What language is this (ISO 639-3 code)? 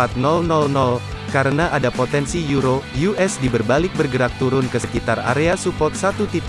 ind